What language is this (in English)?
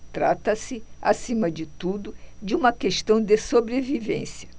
Portuguese